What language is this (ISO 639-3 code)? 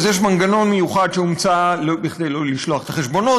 heb